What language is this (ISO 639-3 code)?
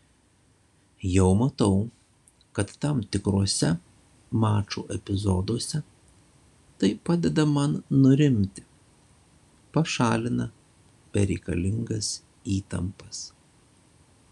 lit